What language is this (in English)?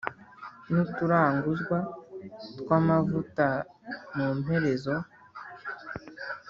Kinyarwanda